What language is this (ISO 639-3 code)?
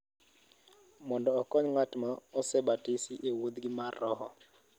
luo